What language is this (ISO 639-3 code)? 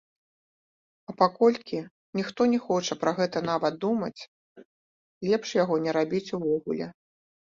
bel